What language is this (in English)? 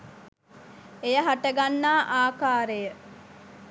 Sinhala